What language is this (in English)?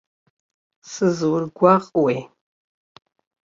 Abkhazian